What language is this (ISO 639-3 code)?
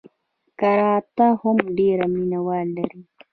pus